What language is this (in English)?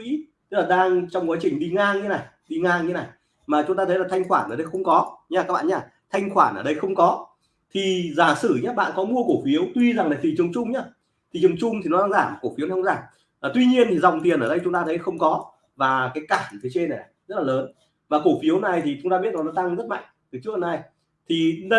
Vietnamese